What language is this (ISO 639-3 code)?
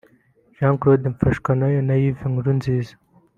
kin